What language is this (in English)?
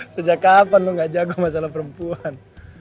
Indonesian